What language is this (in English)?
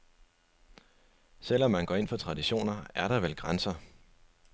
Danish